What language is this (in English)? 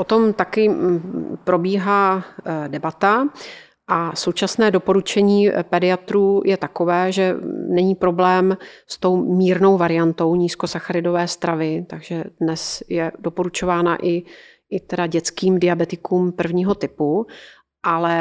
Czech